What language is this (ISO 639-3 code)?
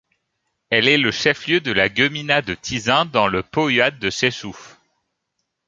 fra